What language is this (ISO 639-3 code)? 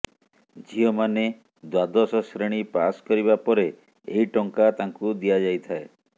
ori